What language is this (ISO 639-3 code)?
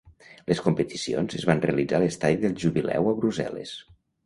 cat